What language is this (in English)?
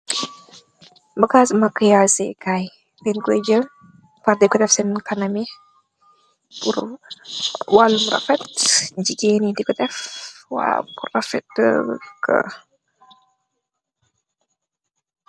Wolof